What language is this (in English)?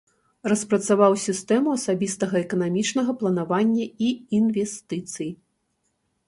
Belarusian